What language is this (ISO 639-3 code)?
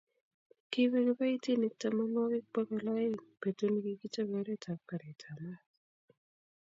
kln